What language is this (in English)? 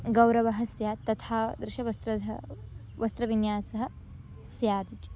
Sanskrit